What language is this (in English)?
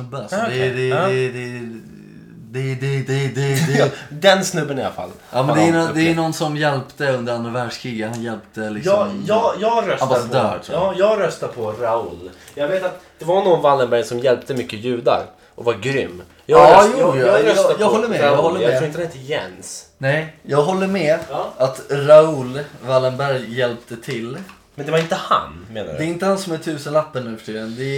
Swedish